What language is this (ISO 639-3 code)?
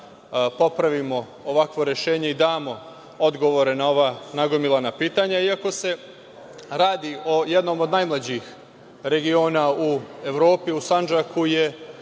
srp